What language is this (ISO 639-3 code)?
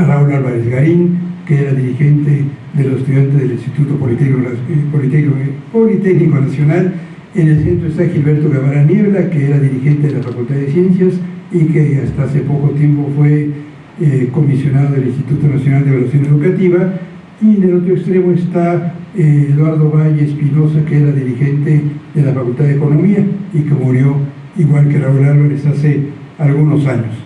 spa